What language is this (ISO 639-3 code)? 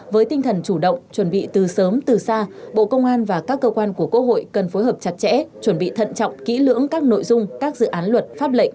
vie